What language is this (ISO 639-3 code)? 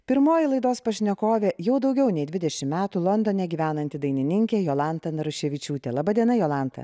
lit